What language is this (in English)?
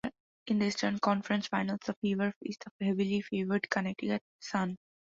English